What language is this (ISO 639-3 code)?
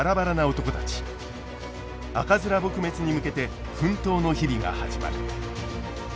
jpn